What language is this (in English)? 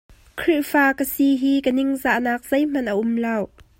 Hakha Chin